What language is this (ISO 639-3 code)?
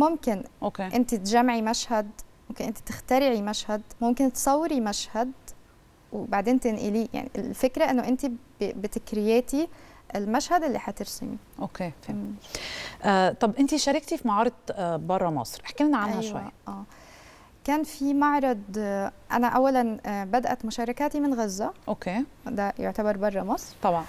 ara